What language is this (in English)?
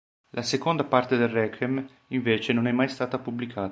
Italian